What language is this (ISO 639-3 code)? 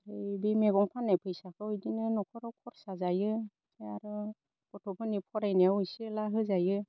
brx